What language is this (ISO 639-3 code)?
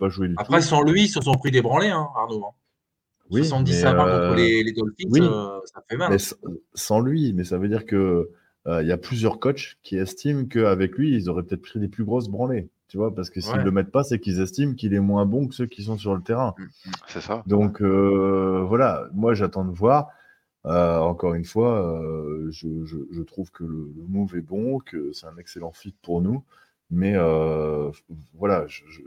fra